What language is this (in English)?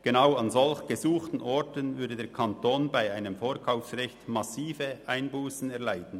Swiss German